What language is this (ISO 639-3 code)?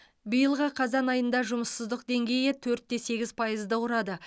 kaz